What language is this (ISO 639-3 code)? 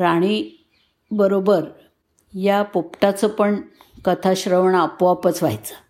mar